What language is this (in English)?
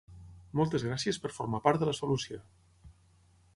Catalan